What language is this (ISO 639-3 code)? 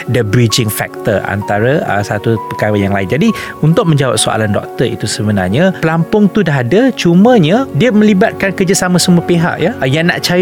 msa